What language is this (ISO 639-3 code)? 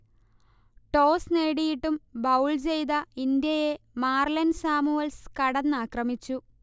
mal